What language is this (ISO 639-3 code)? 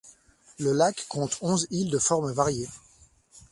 fra